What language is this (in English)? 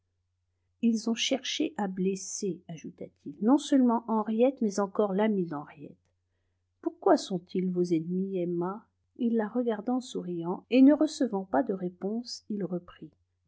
French